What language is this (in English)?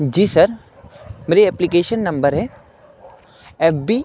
Urdu